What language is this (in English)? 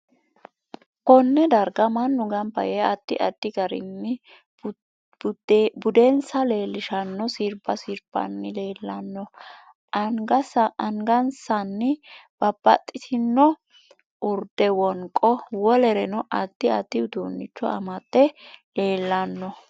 Sidamo